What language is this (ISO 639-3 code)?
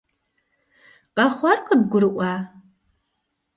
kbd